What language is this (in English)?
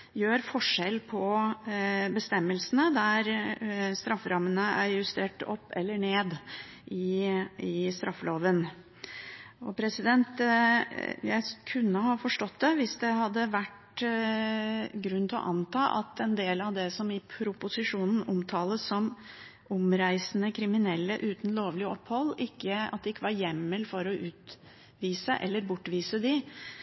Norwegian Bokmål